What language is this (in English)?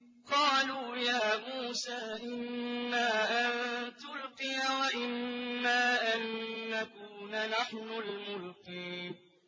Arabic